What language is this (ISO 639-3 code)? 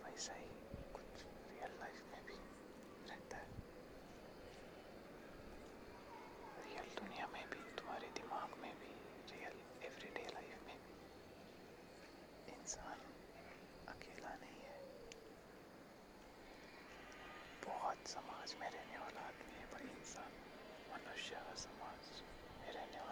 mar